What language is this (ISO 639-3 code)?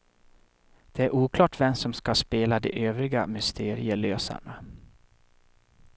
swe